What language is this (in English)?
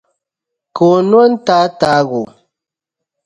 Dagbani